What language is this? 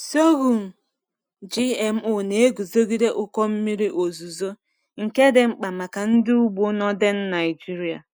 Igbo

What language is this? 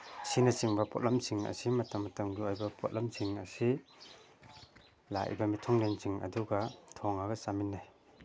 Manipuri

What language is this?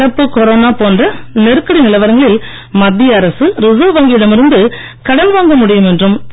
Tamil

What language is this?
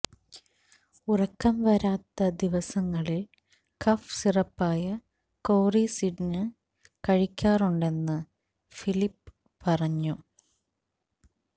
Malayalam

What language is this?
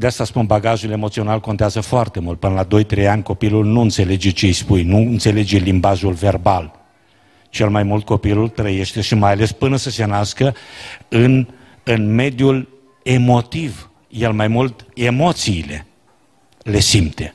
Romanian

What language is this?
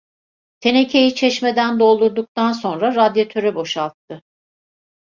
Turkish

